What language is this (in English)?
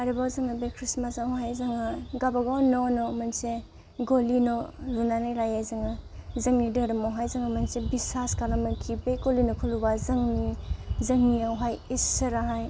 Bodo